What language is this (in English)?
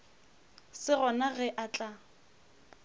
Northern Sotho